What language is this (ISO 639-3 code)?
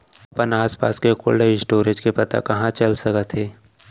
hne